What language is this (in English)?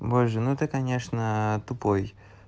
Russian